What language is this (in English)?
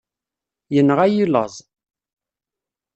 Kabyle